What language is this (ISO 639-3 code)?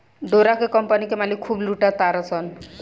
bho